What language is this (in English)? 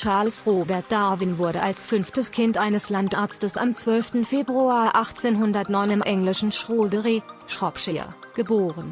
German